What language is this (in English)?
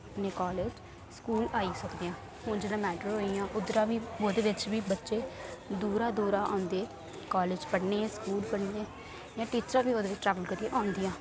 Dogri